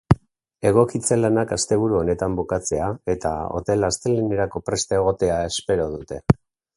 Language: Basque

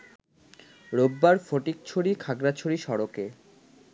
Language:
Bangla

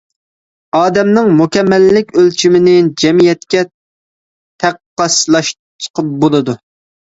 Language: Uyghur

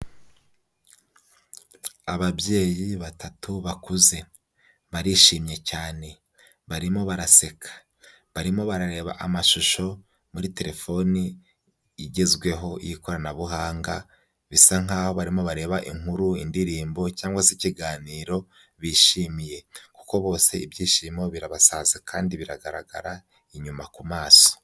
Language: Kinyarwanda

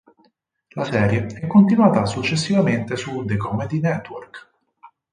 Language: Italian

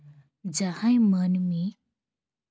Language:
Santali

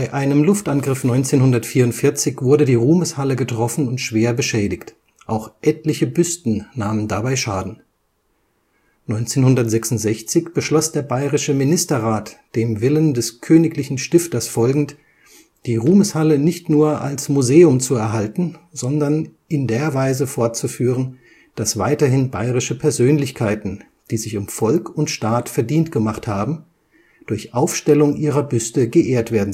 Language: German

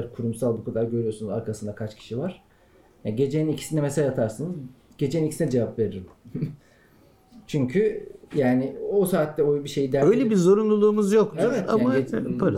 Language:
Turkish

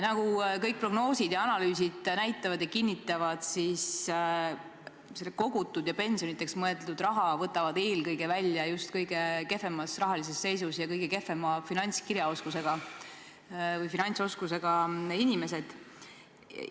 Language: Estonian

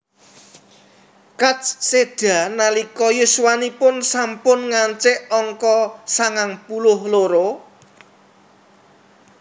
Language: Javanese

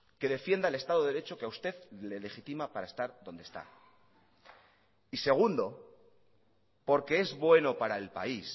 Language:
Spanish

